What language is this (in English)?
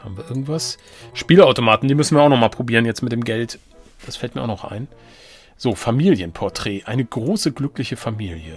German